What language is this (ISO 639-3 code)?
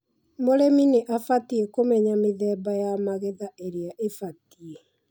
kik